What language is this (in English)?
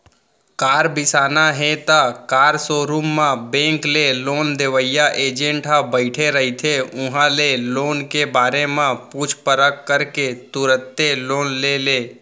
Chhattisgarhi